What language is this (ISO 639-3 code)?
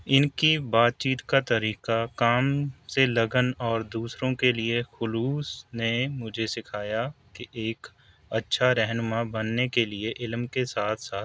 urd